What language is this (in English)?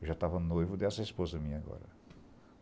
Portuguese